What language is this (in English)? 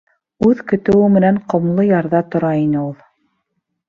Bashkir